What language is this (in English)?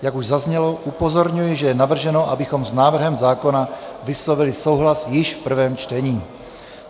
Czech